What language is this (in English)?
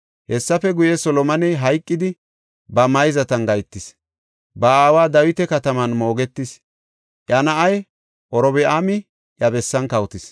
Gofa